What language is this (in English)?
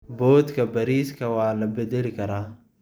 Somali